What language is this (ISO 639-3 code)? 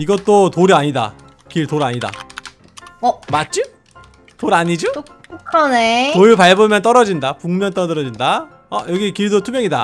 kor